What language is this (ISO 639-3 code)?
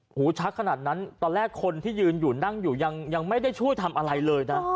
tha